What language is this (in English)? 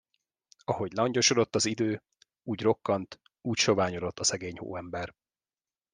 Hungarian